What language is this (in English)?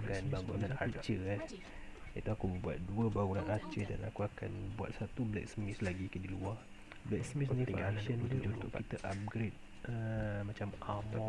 Malay